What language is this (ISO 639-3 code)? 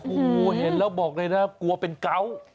tha